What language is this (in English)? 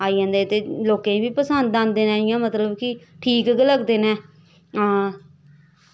Dogri